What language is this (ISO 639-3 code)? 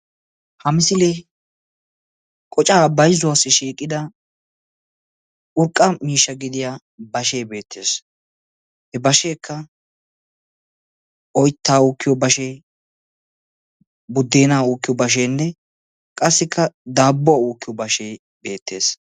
wal